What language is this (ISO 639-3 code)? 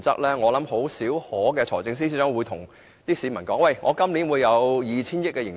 yue